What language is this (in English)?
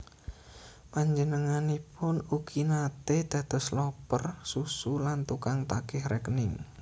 Javanese